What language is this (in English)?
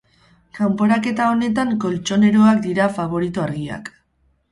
Basque